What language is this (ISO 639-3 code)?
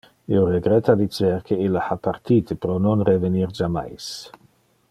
ina